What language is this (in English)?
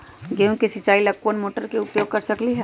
Magahi